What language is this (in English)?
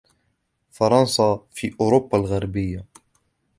Arabic